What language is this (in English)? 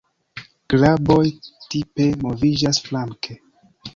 Esperanto